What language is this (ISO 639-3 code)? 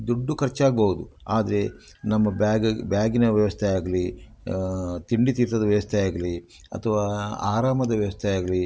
kan